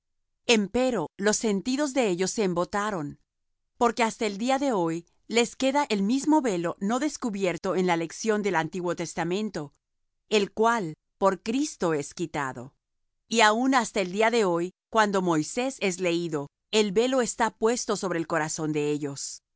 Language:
Spanish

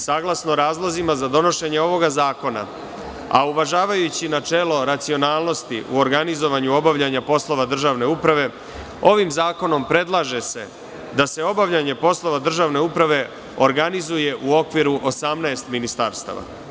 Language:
Serbian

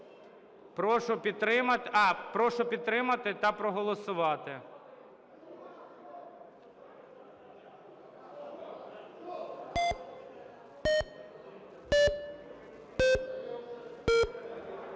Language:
Ukrainian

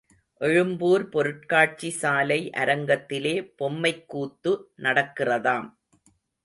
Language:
Tamil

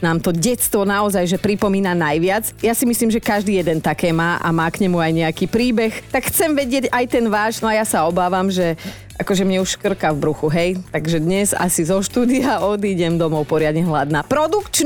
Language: Slovak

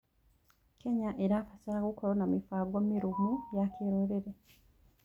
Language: Kikuyu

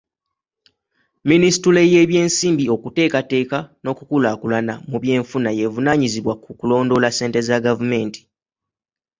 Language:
Ganda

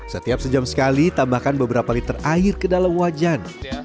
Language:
Indonesian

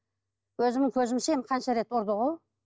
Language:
Kazakh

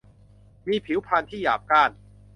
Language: Thai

